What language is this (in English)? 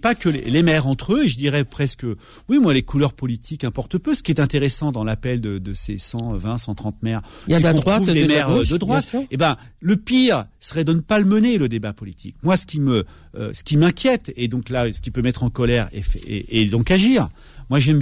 French